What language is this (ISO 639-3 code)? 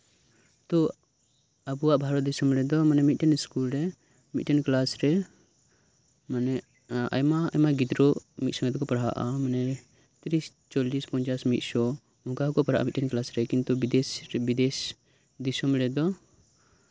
sat